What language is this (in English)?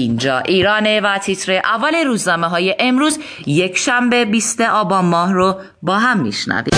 Persian